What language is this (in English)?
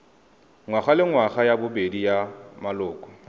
Tswana